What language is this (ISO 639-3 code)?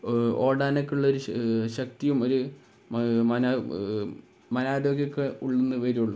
mal